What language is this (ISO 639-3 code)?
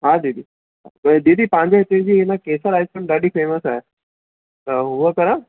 snd